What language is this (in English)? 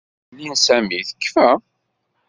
Kabyle